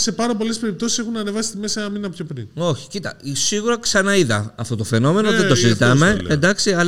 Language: Greek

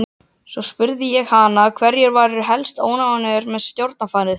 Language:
Icelandic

